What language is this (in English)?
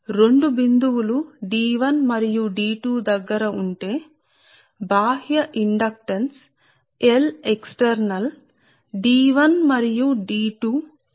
Telugu